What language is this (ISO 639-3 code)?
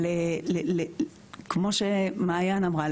heb